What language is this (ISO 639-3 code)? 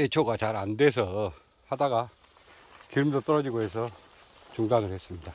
kor